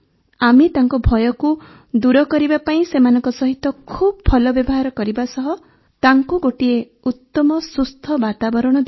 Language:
Odia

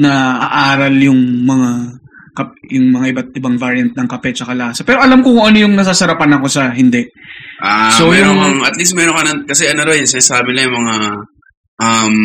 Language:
Filipino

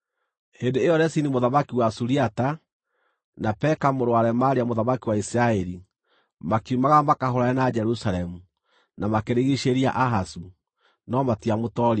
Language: Kikuyu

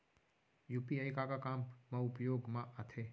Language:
Chhattisgarhi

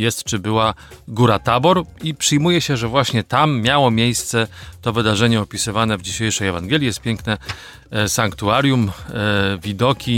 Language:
Polish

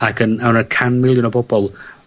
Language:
Welsh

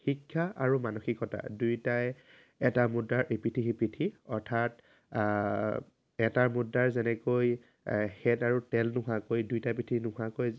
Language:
Assamese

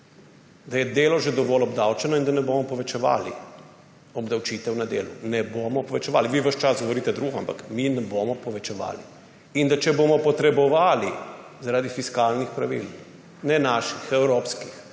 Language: Slovenian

